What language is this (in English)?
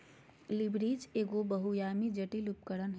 Magahi